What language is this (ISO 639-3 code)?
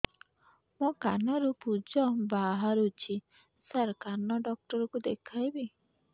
ori